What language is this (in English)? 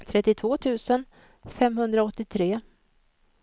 Swedish